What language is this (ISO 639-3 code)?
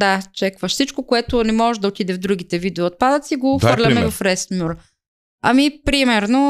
bul